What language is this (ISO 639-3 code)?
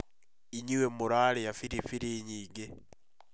kik